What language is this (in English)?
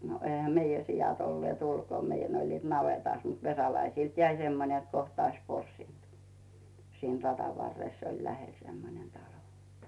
Finnish